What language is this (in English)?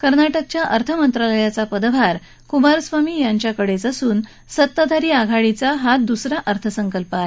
Marathi